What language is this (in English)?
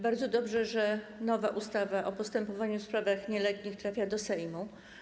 Polish